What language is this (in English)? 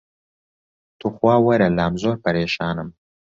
Central Kurdish